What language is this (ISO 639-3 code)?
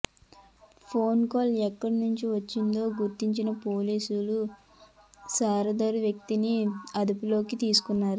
tel